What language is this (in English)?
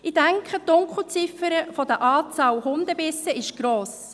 Swiss German